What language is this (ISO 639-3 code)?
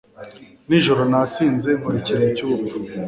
kin